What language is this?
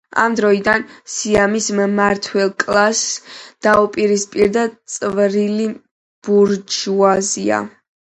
Georgian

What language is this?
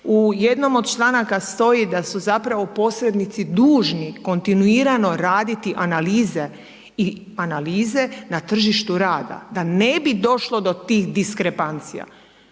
Croatian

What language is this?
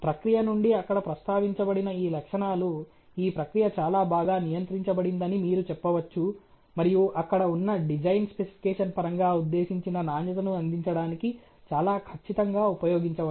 Telugu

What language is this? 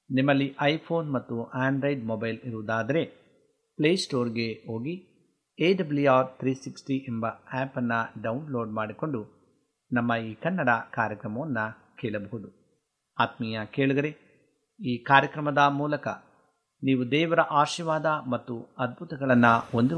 Kannada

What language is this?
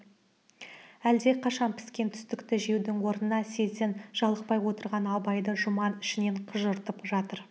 Kazakh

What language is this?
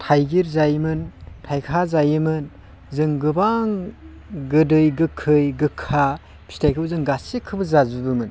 Bodo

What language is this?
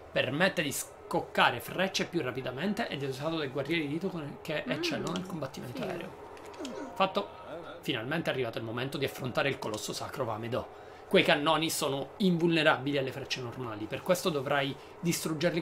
Italian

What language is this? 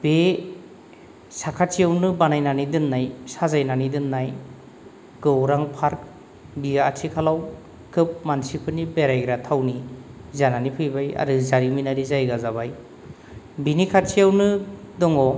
Bodo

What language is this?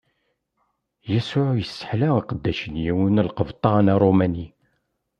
Kabyle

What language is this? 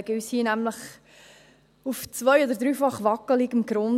Swiss German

